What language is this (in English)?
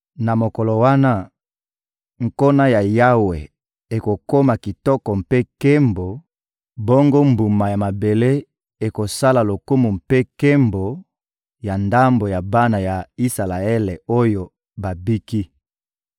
Lingala